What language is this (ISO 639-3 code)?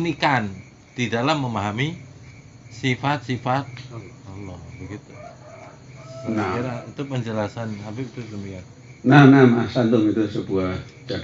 ind